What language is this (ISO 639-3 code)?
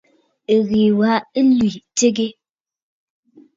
bfd